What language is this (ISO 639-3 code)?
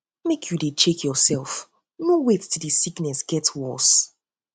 pcm